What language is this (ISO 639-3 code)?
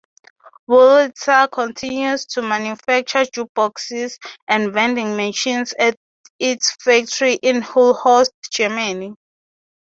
eng